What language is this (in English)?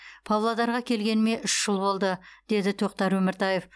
Kazakh